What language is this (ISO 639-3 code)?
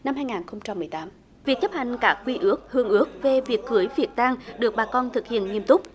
vie